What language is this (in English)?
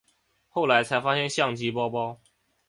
Chinese